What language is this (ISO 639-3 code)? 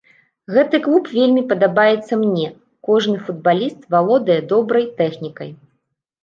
bel